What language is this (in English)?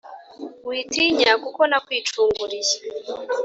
Kinyarwanda